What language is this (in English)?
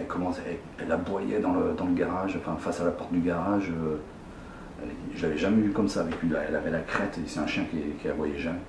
French